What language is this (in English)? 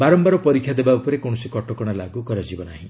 Odia